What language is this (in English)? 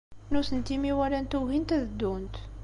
Kabyle